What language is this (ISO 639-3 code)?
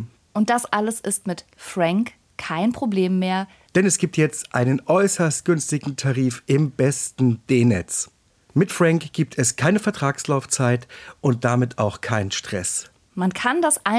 deu